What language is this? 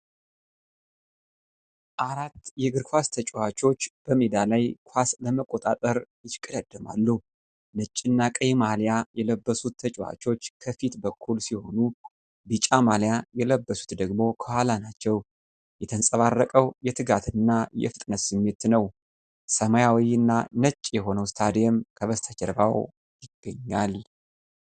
Amharic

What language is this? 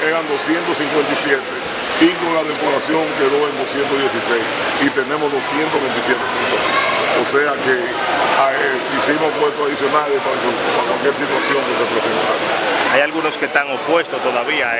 Spanish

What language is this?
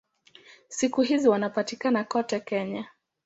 Swahili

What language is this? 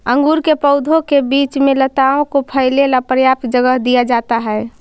Magahi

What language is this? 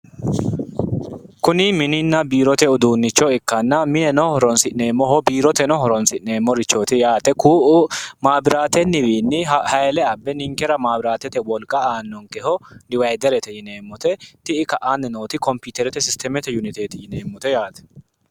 Sidamo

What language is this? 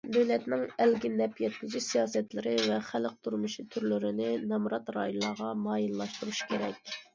Uyghur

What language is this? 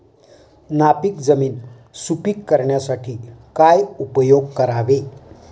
Marathi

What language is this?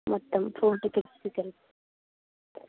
Telugu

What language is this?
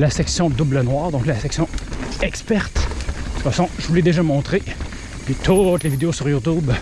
French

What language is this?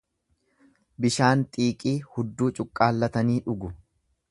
Oromo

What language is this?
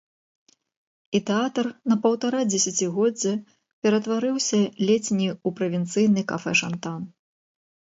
Belarusian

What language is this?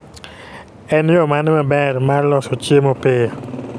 Luo (Kenya and Tanzania)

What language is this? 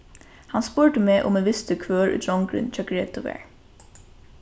Faroese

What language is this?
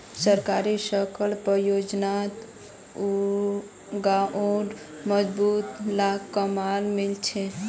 Magahi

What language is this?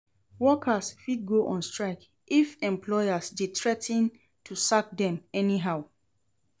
Nigerian Pidgin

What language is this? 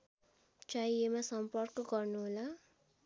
Nepali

